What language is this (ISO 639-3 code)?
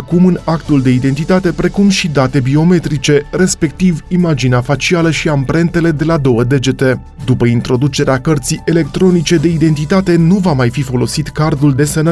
ron